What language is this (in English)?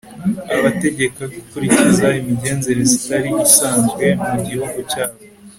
Kinyarwanda